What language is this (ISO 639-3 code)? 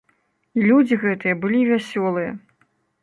bel